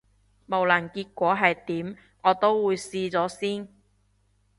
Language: Cantonese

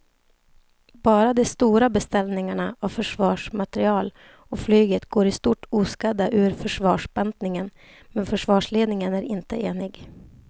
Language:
Swedish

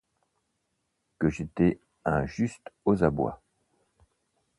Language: French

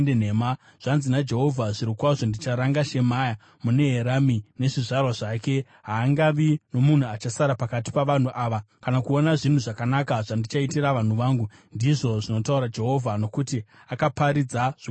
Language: Shona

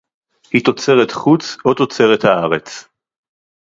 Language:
Hebrew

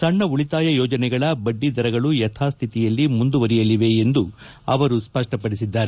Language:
Kannada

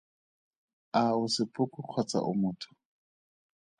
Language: Tswana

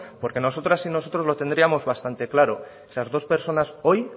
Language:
Spanish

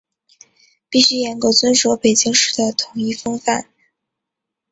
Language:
Chinese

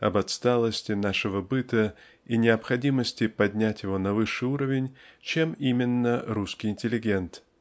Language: Russian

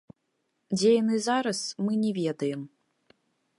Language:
Belarusian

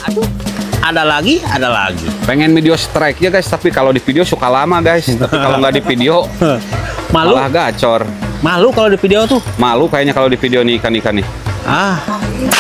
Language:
Indonesian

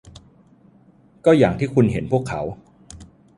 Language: Thai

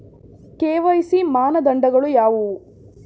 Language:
Kannada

